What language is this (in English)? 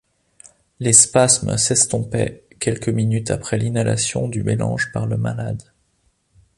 French